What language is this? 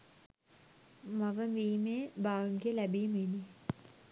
Sinhala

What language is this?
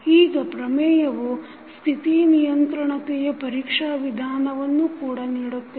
Kannada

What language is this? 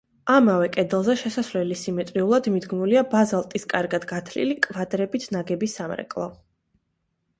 Georgian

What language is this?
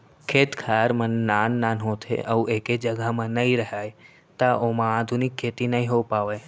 Chhattisgarhi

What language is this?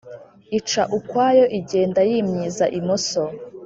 Kinyarwanda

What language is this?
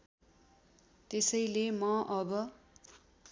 Nepali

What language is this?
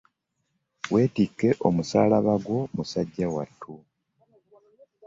Ganda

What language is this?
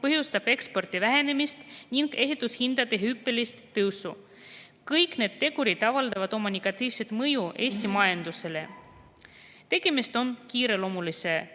Estonian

